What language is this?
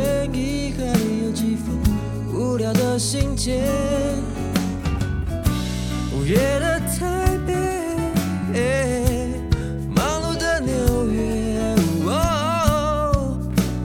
Chinese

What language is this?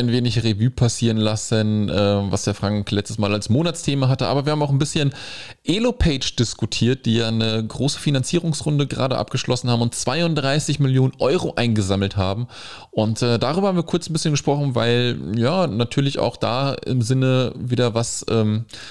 German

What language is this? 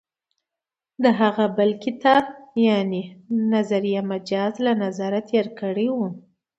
Pashto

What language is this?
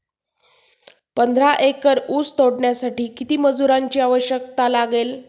Marathi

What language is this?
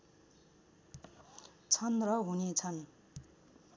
Nepali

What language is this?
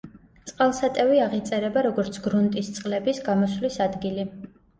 Georgian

